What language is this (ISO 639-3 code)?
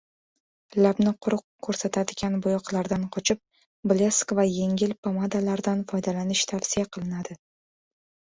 uzb